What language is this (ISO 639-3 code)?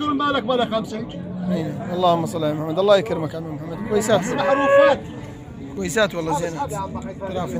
ara